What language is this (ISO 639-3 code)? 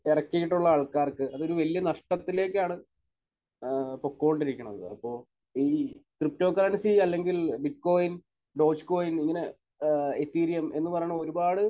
mal